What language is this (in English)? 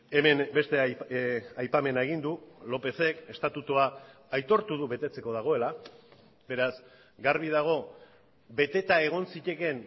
Basque